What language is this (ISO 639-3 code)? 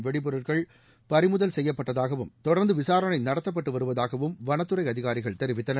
tam